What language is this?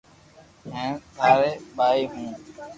Loarki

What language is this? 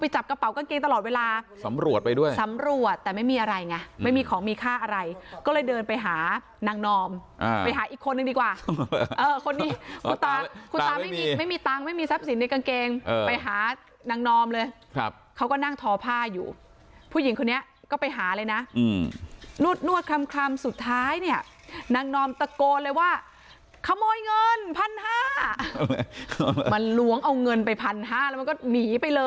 Thai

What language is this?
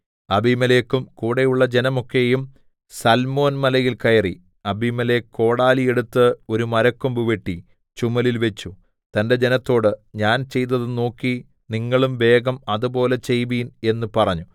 Malayalam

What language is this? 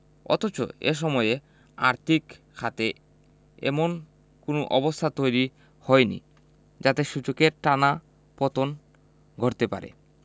Bangla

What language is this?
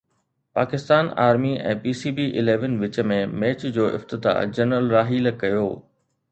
Sindhi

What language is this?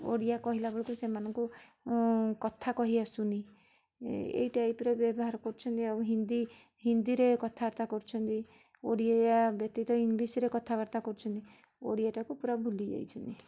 Odia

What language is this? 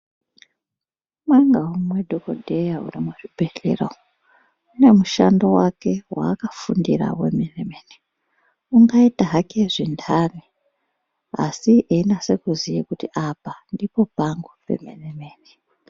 Ndau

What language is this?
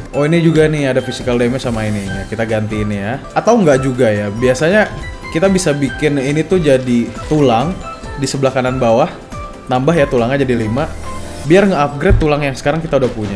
Indonesian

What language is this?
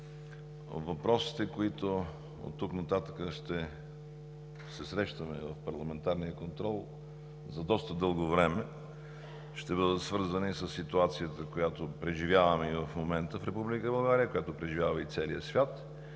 Bulgarian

